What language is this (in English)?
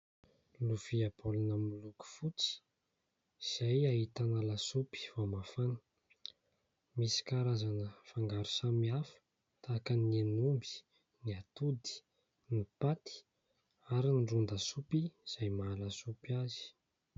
Malagasy